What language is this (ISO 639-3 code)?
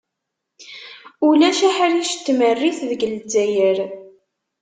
kab